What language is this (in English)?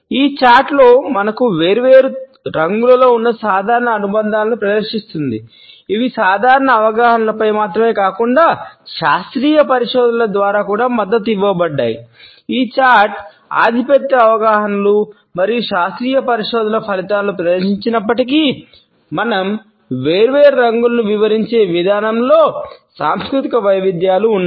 Telugu